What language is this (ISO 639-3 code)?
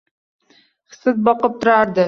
uzb